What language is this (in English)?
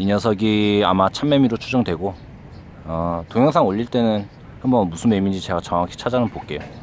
Korean